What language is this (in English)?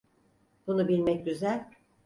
Turkish